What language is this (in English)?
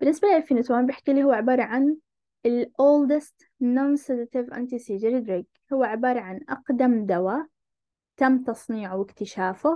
Arabic